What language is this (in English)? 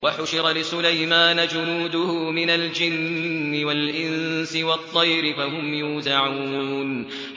Arabic